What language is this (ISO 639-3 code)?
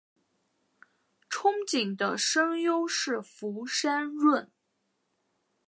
zho